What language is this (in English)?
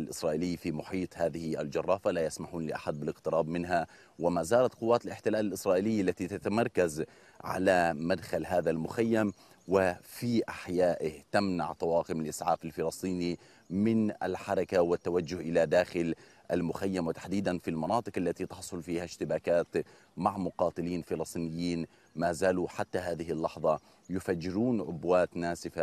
Arabic